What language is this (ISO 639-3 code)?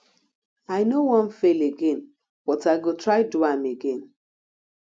pcm